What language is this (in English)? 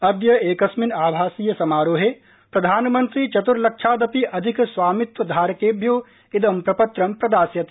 Sanskrit